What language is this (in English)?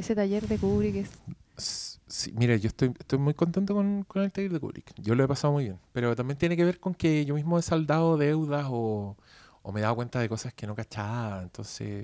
Spanish